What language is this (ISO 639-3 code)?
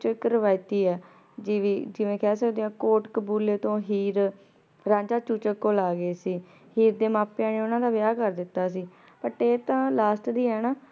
pan